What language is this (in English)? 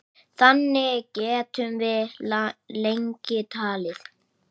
Icelandic